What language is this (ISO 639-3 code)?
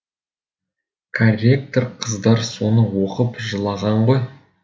kaz